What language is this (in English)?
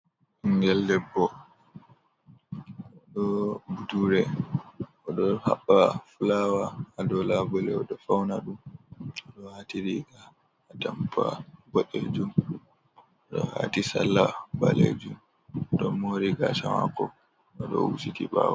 Fula